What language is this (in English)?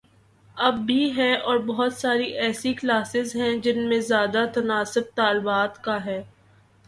Urdu